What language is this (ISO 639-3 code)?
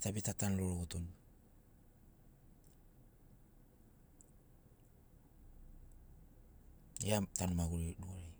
snc